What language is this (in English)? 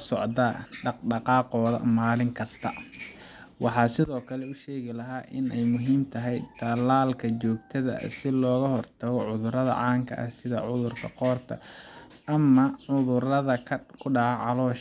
Somali